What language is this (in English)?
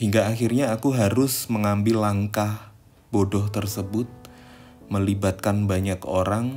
Indonesian